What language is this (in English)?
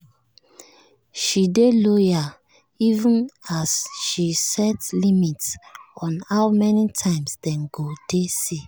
Nigerian Pidgin